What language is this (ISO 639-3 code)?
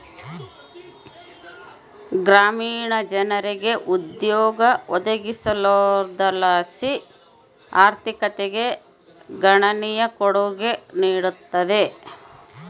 kan